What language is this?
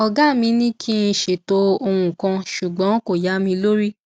Yoruba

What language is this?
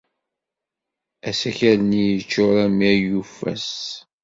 Kabyle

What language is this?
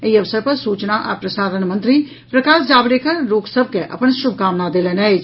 Maithili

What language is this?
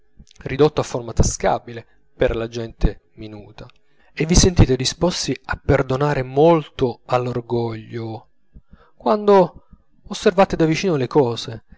Italian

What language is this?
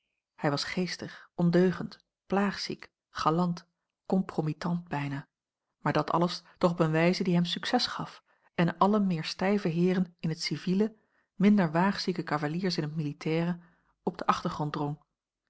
Dutch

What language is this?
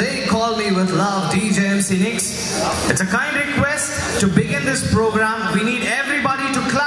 English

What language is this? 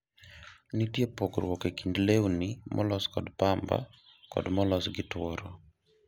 Luo (Kenya and Tanzania)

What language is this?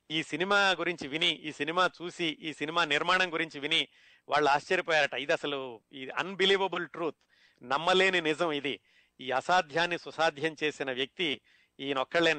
Telugu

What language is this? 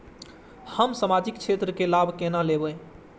Maithili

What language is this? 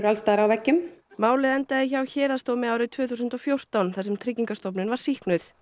Icelandic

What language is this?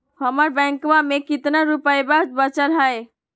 Magahi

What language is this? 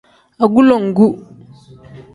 Tem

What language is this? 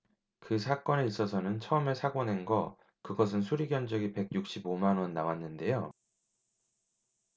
Korean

